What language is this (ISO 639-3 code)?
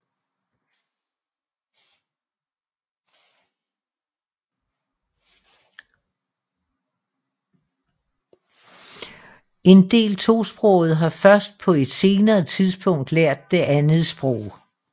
dan